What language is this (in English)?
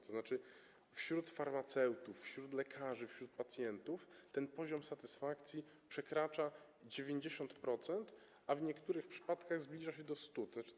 Polish